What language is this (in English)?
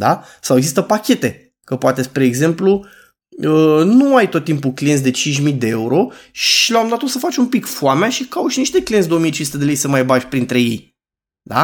Romanian